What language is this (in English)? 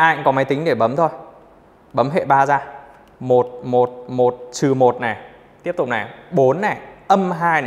Vietnamese